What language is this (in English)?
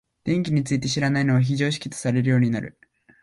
Japanese